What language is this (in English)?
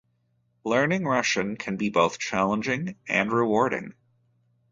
English